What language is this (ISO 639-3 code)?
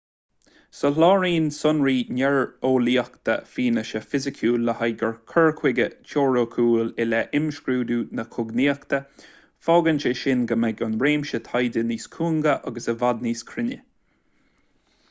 gle